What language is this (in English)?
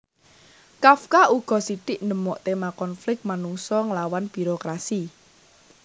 Javanese